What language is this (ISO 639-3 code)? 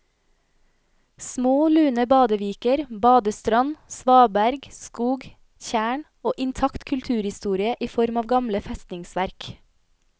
nor